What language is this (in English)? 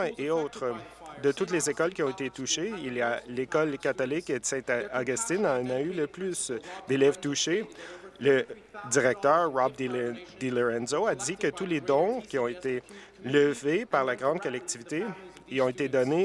French